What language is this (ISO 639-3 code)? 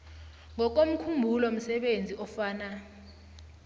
nbl